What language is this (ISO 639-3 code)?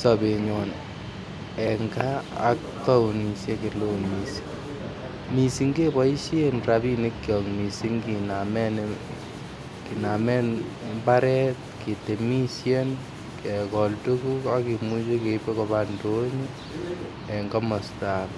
kln